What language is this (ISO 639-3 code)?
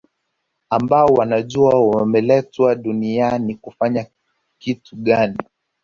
swa